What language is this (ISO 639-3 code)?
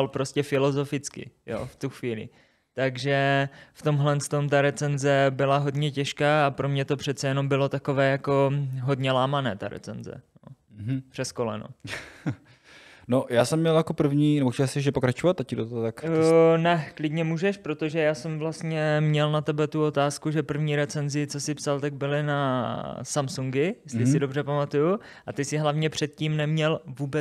ces